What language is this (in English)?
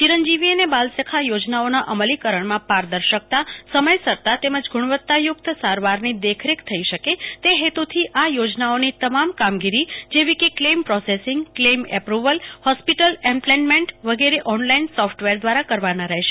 Gujarati